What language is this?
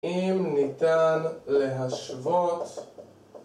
Hebrew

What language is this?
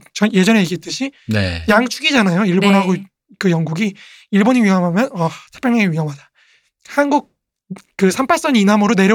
Korean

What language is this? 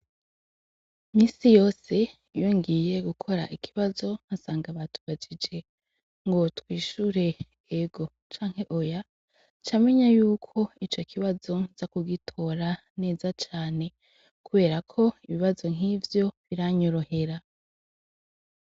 Rundi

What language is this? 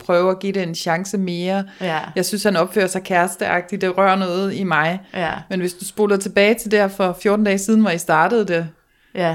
Danish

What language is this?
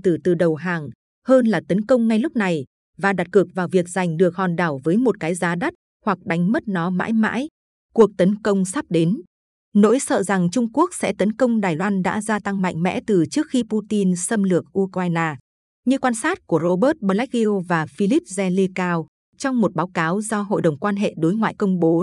Vietnamese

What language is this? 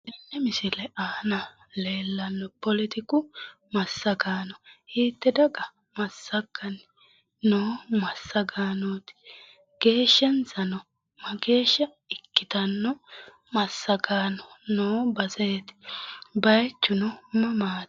Sidamo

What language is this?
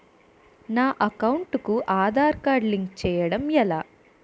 Telugu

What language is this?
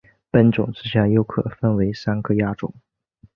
Chinese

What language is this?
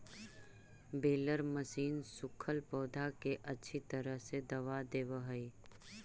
Magahi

